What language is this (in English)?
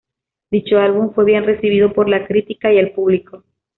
Spanish